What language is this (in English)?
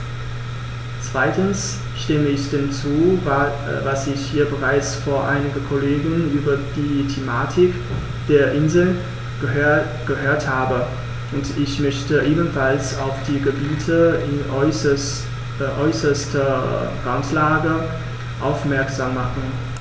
German